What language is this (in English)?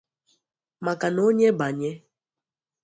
Igbo